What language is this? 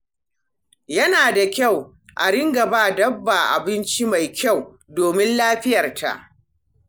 Hausa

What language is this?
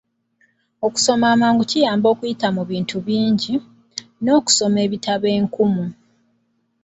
Ganda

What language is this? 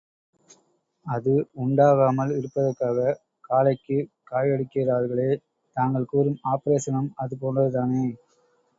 Tamil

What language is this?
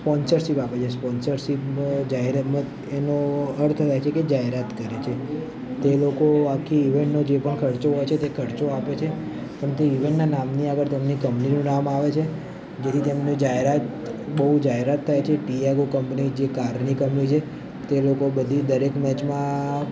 Gujarati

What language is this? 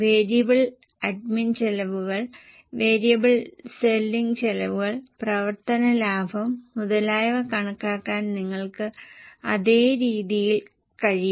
Malayalam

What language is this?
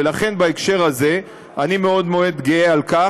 Hebrew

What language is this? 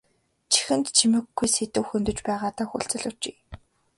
Mongolian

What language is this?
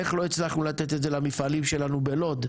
Hebrew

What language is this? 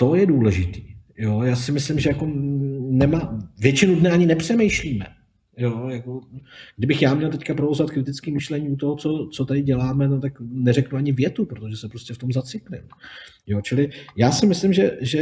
Czech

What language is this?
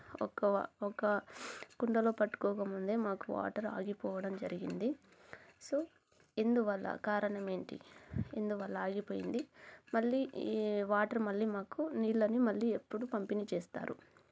Telugu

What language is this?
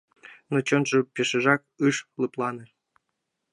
Mari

